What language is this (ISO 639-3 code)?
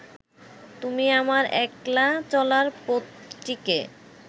ben